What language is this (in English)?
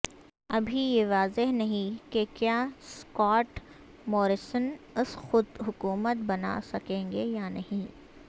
Urdu